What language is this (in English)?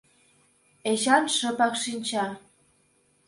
Mari